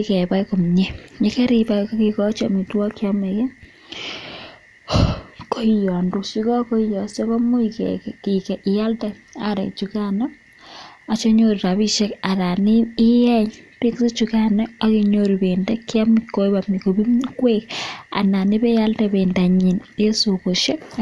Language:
Kalenjin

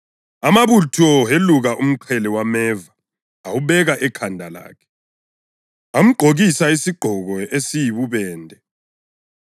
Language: North Ndebele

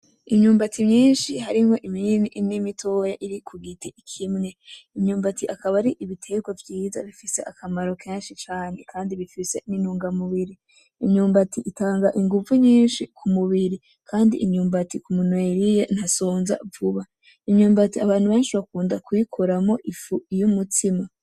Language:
Rundi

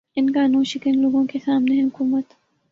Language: Urdu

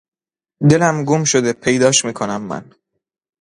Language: Persian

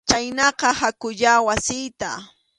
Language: Arequipa-La Unión Quechua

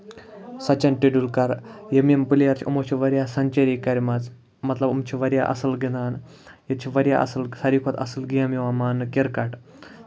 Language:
Kashmiri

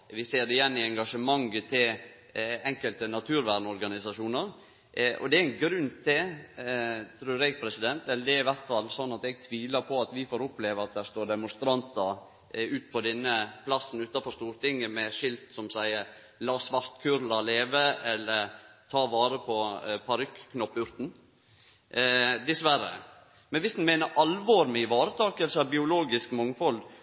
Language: Norwegian Nynorsk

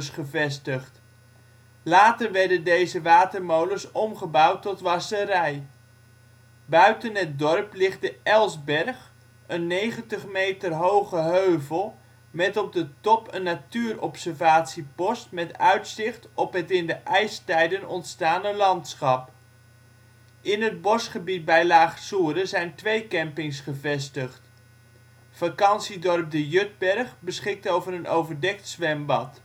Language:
Dutch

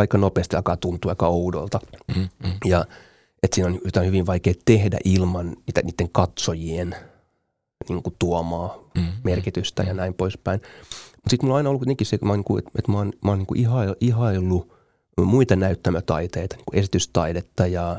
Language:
Finnish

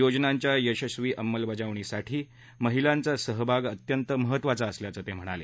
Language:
Marathi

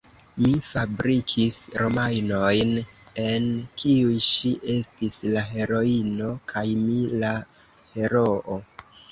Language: Esperanto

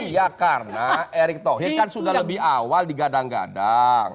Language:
Indonesian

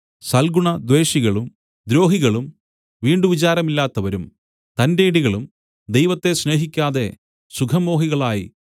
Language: Malayalam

